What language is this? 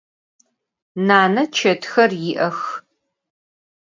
Adyghe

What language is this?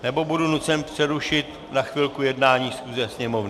Czech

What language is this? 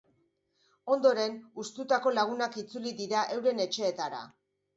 Basque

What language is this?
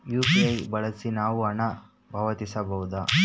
Kannada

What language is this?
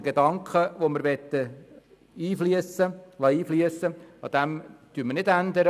Swiss German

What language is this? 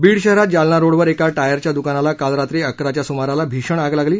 Marathi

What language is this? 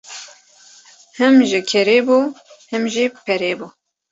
Kurdish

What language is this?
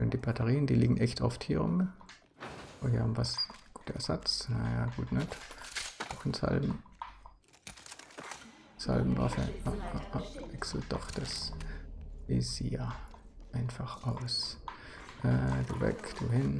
German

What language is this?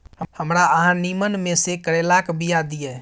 Maithili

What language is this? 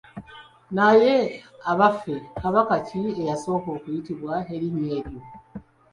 Ganda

